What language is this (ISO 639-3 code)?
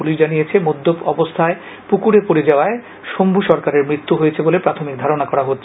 ben